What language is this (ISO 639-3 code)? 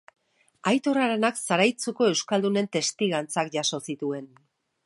eus